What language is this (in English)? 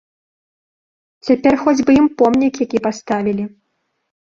Belarusian